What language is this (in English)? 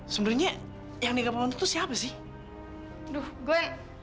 Indonesian